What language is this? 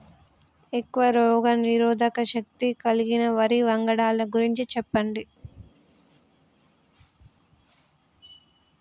Telugu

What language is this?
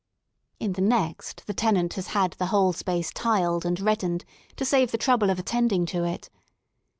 English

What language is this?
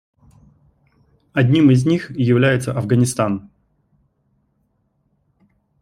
Russian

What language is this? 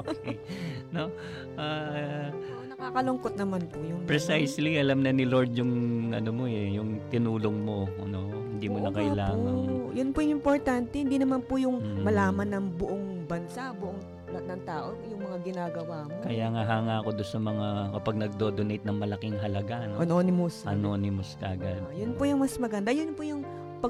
Filipino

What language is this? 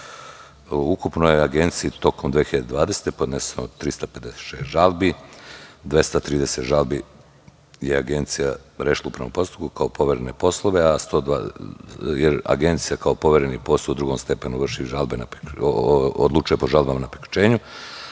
Serbian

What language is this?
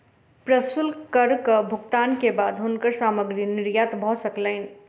Maithili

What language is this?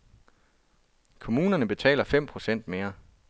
Danish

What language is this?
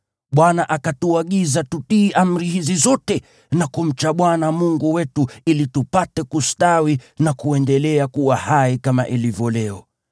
Swahili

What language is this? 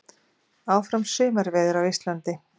Icelandic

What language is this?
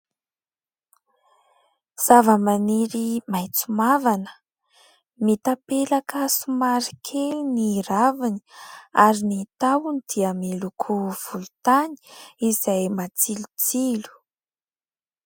Malagasy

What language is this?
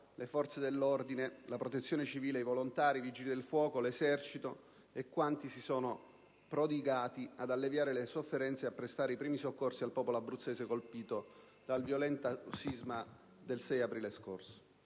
Italian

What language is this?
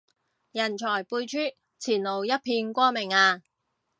Cantonese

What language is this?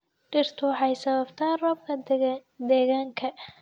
Somali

